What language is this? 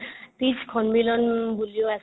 Assamese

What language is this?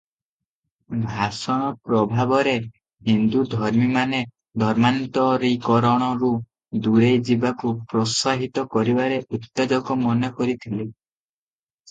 Odia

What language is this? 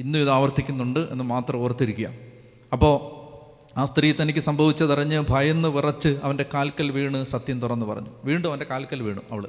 Malayalam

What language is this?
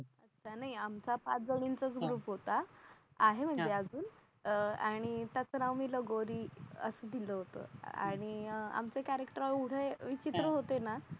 Marathi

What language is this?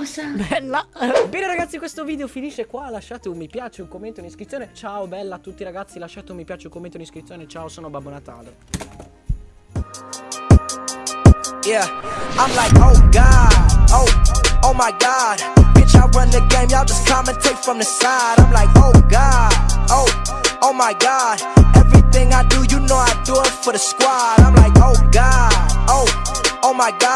Italian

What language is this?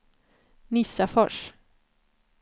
Swedish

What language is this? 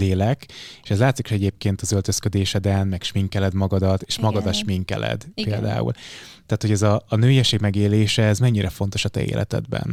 Hungarian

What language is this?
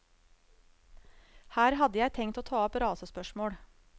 Norwegian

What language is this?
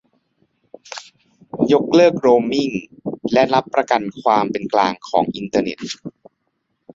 Thai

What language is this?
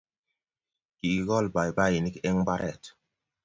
Kalenjin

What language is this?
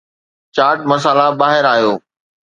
Sindhi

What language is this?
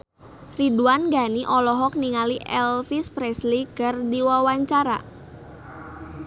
Sundanese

